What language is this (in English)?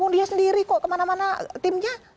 Indonesian